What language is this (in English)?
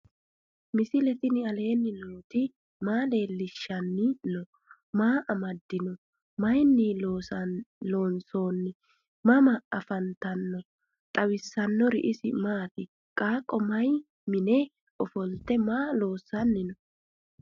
Sidamo